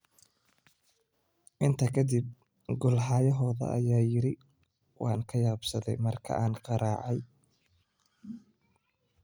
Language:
Somali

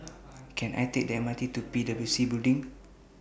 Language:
English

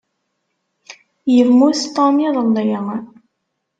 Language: Kabyle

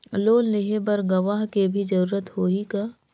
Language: Chhattisgarhi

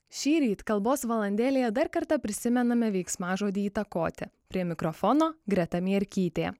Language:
Lithuanian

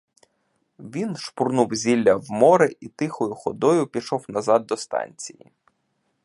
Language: Ukrainian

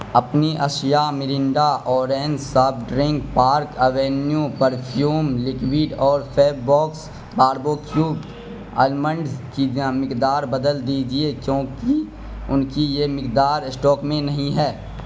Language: Urdu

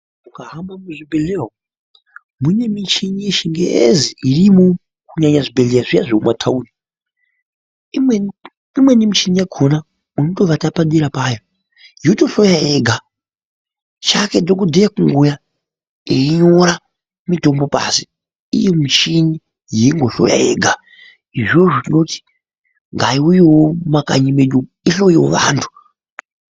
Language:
Ndau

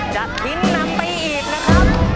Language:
Thai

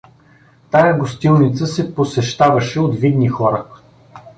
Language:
Bulgarian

